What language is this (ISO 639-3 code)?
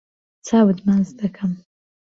ckb